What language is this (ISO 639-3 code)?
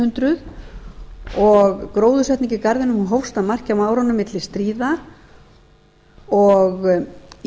isl